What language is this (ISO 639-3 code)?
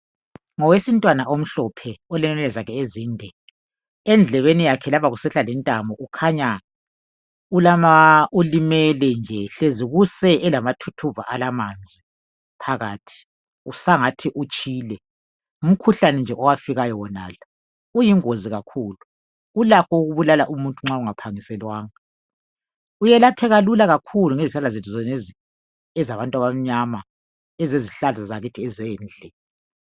nde